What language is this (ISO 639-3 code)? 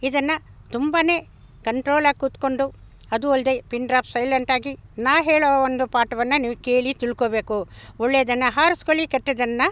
kan